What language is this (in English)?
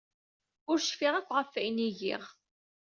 Kabyle